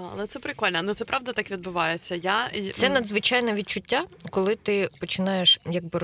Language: Ukrainian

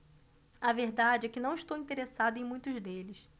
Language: Portuguese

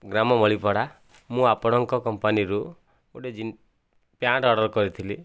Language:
Odia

